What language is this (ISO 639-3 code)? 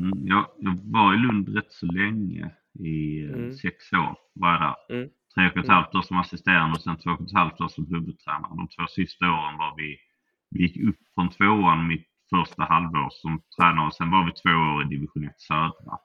swe